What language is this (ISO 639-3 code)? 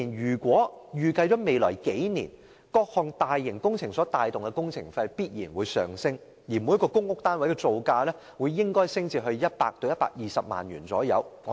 yue